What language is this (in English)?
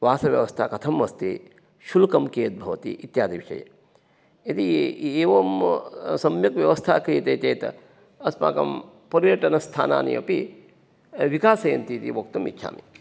Sanskrit